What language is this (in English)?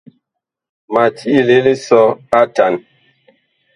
Bakoko